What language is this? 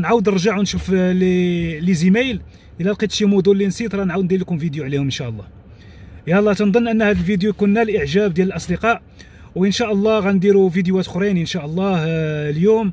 Arabic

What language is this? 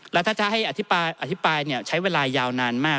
Thai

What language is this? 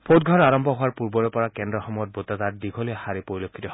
Assamese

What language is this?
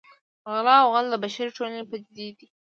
Pashto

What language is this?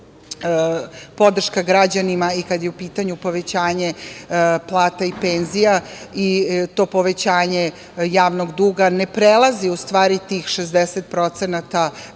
Serbian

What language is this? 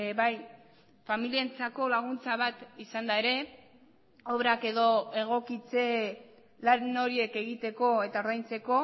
Basque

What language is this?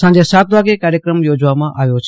Gujarati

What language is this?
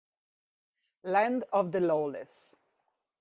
Italian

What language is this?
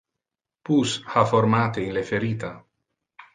Interlingua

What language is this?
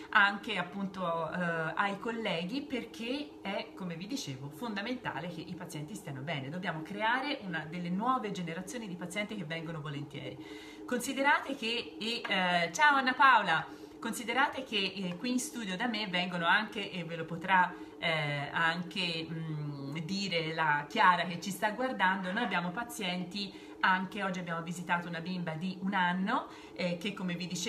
Italian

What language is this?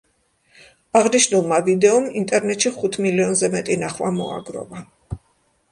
Georgian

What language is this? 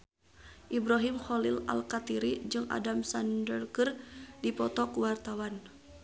Sundanese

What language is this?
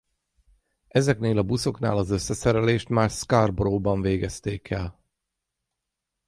Hungarian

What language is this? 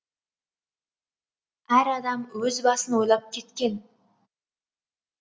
Kazakh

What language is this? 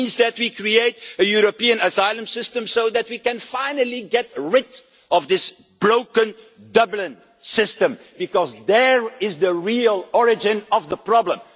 English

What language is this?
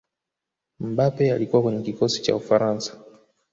Swahili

